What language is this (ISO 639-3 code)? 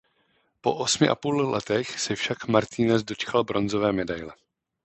ces